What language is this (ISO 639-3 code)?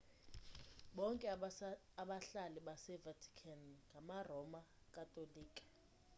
xho